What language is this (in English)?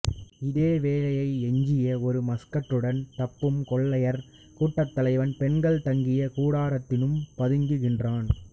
Tamil